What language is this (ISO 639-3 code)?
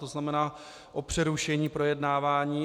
ces